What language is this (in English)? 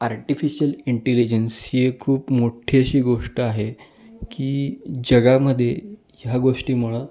Marathi